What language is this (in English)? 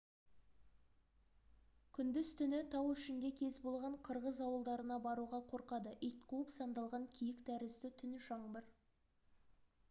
Kazakh